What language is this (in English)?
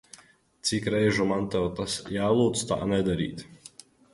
Latvian